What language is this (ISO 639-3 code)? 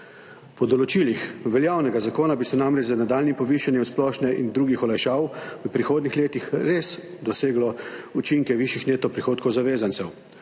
slv